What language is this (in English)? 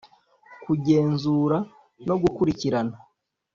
Kinyarwanda